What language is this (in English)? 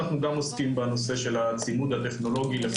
Hebrew